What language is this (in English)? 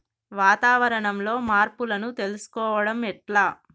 Telugu